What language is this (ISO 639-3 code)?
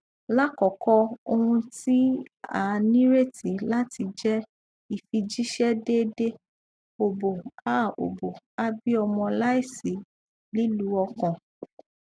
yor